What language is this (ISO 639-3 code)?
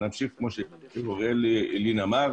heb